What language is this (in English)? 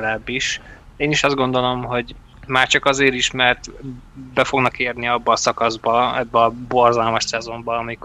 Hungarian